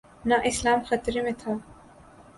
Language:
Urdu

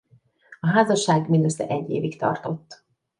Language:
Hungarian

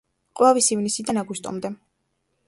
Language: Georgian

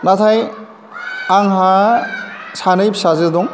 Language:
Bodo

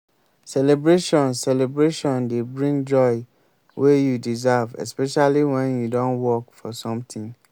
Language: Nigerian Pidgin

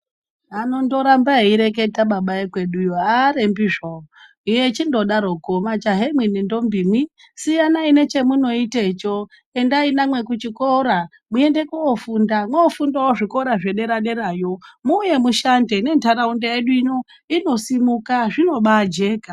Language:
Ndau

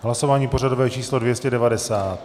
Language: Czech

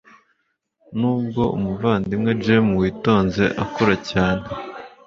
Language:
Kinyarwanda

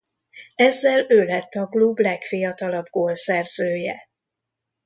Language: Hungarian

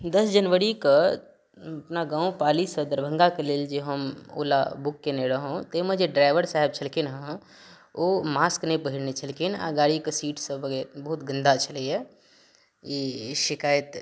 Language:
Maithili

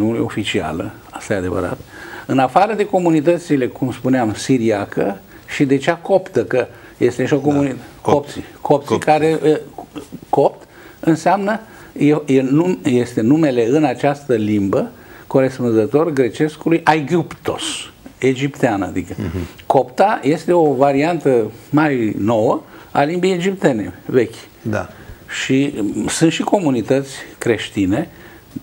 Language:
Romanian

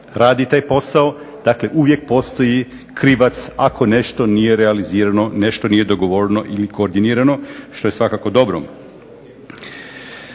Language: Croatian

